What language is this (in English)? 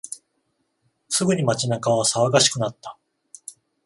Japanese